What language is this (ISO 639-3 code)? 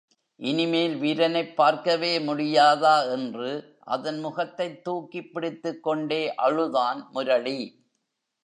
tam